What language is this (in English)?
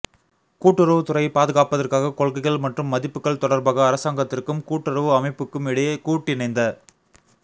Tamil